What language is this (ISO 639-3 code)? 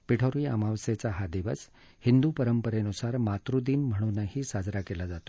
mar